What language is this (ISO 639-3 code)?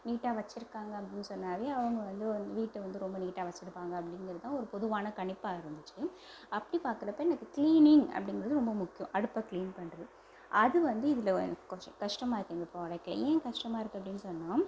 tam